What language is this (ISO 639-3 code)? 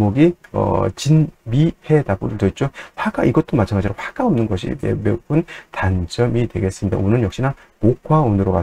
kor